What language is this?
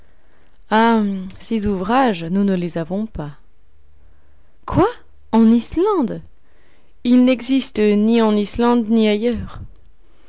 French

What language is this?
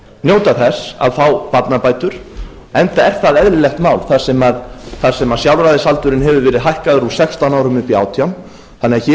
Icelandic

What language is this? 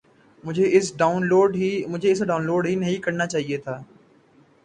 Urdu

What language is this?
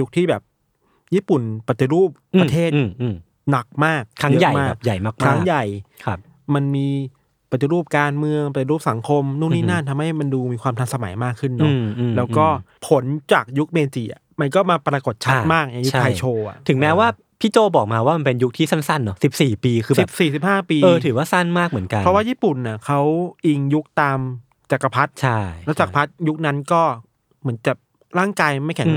Thai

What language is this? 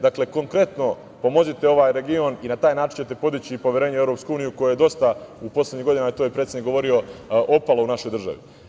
Serbian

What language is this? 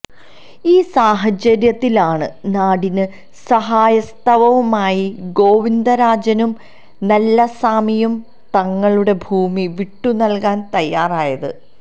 Malayalam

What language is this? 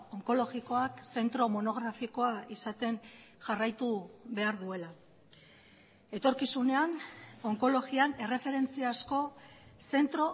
Basque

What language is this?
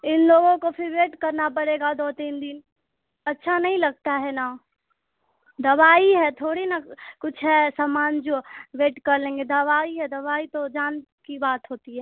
Urdu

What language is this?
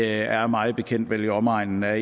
Danish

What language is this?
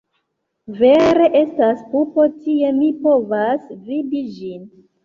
Esperanto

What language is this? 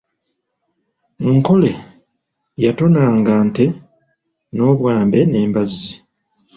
Ganda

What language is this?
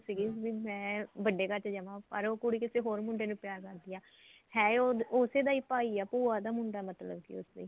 Punjabi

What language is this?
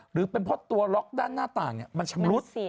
Thai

